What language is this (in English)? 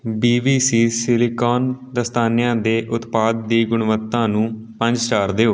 Punjabi